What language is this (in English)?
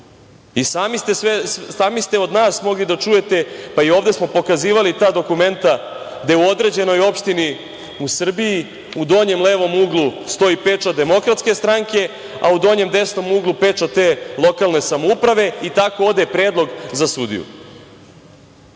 Serbian